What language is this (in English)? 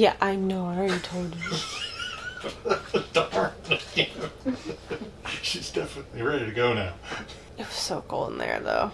English